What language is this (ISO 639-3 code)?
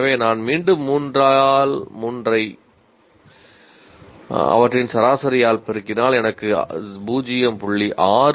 tam